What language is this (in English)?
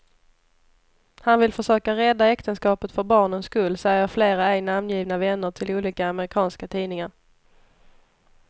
Swedish